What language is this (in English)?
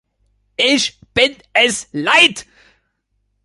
German